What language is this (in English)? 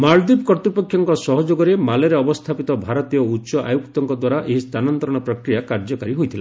Odia